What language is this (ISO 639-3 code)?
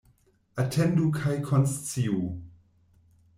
epo